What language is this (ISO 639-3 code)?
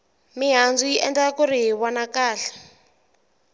tso